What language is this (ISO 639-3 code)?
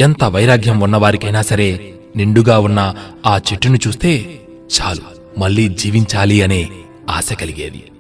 tel